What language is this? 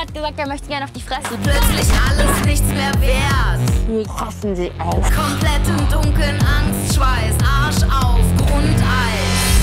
German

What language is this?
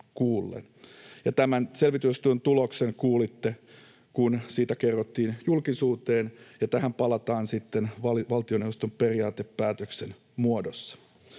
Finnish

